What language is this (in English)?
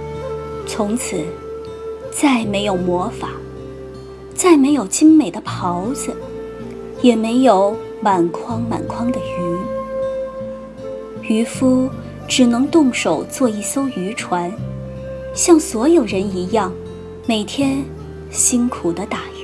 Chinese